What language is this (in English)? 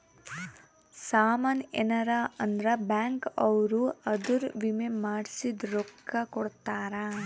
Kannada